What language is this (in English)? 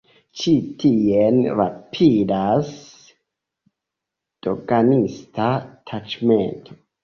Esperanto